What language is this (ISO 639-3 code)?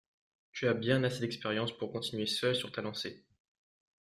fra